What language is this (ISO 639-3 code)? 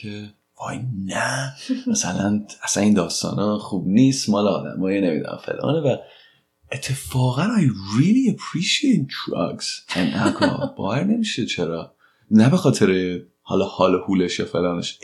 fas